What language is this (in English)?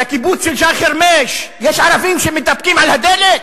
Hebrew